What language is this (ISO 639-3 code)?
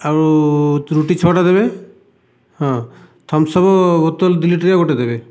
ori